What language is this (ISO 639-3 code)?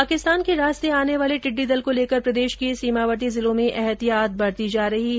hin